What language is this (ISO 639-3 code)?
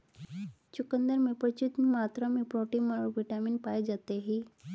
hin